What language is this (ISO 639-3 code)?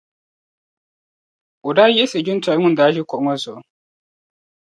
dag